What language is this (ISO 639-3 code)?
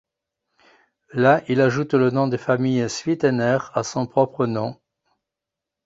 fra